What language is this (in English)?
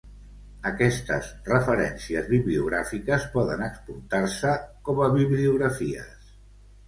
Catalan